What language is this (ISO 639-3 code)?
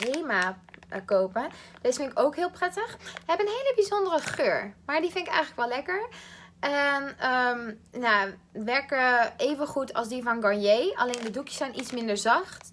nld